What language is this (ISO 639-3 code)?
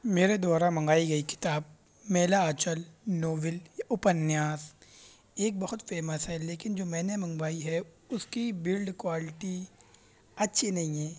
urd